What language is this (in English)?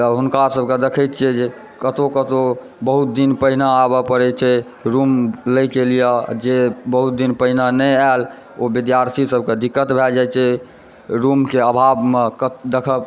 Maithili